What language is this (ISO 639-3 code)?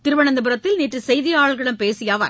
tam